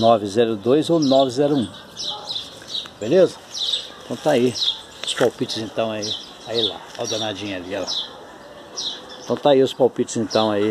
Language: Portuguese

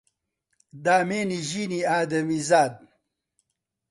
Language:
Central Kurdish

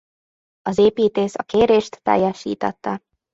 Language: Hungarian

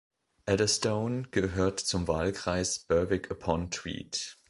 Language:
German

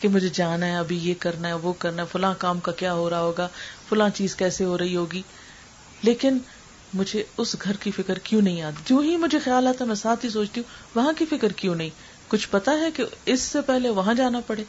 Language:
Urdu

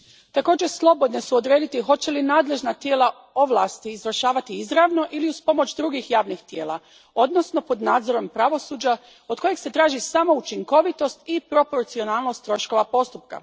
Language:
Croatian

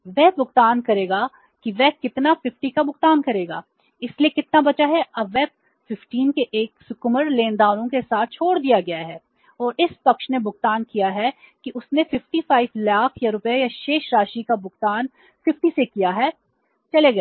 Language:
Hindi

